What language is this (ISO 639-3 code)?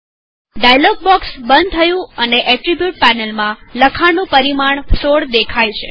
guj